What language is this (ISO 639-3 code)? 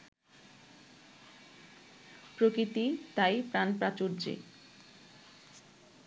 ben